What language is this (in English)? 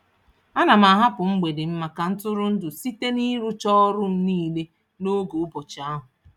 Igbo